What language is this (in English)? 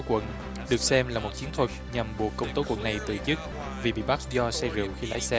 Vietnamese